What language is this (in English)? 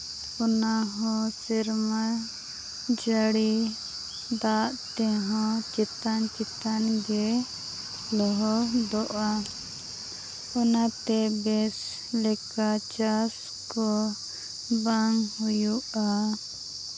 Santali